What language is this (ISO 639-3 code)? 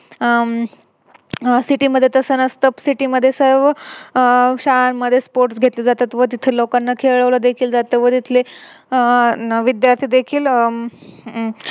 mar